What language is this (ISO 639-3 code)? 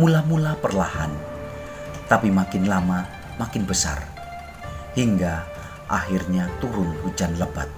ind